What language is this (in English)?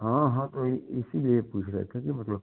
Hindi